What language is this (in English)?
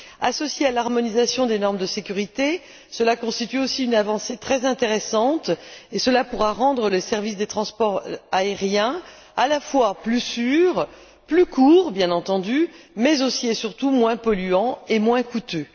French